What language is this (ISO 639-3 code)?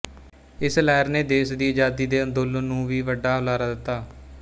pan